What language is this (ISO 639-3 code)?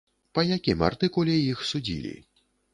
bel